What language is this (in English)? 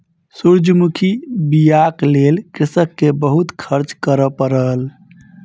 Maithili